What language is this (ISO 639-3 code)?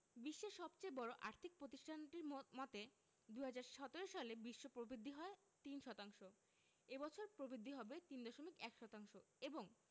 ben